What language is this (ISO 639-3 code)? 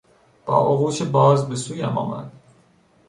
fas